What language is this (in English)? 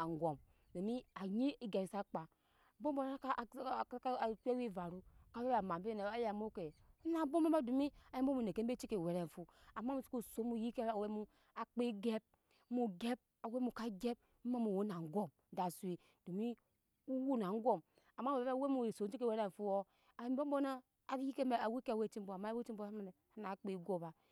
Nyankpa